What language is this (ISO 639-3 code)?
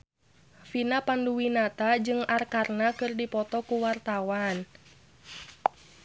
sun